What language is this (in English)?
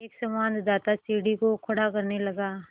Hindi